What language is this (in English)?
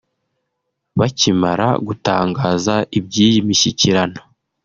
Kinyarwanda